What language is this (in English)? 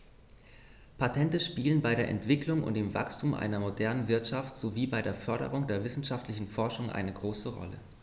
German